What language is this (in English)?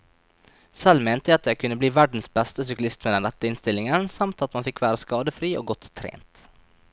Norwegian